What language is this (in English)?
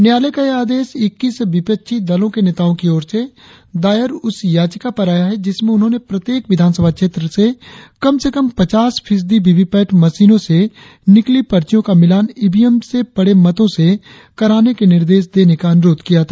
Hindi